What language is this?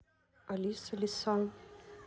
Russian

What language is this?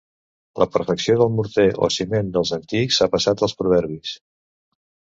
Catalan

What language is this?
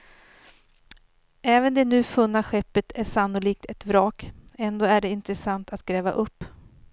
Swedish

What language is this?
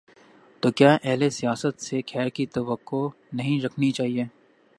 Urdu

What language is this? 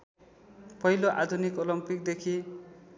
Nepali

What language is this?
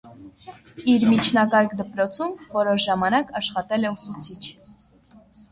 Armenian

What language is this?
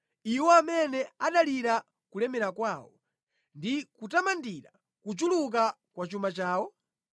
Nyanja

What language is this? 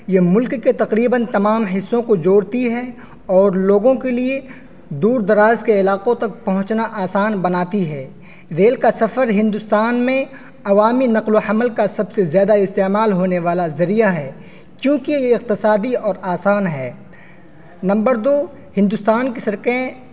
Urdu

